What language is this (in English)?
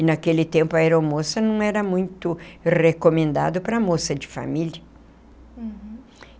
Portuguese